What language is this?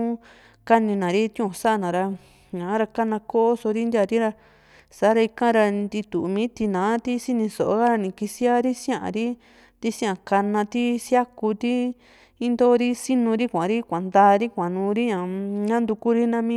Juxtlahuaca Mixtec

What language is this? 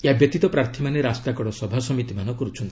Odia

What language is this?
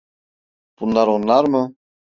Turkish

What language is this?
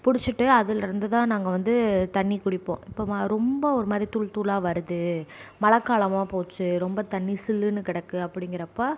Tamil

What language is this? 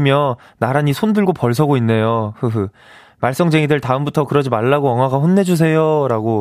Korean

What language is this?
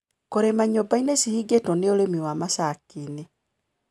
Kikuyu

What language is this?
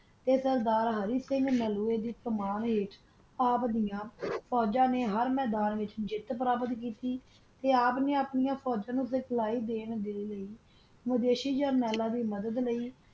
Punjabi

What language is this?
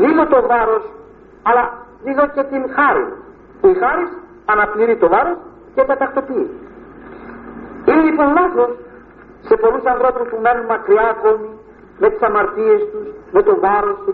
Greek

